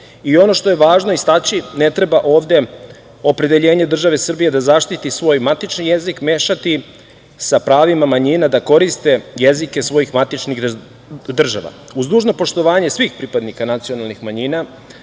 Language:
Serbian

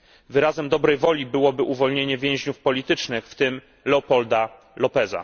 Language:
Polish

